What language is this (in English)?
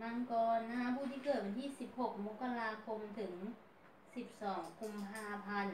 Thai